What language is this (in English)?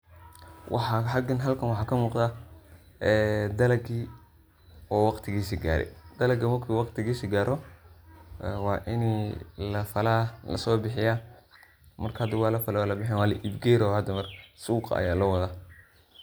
Somali